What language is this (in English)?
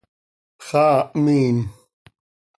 Seri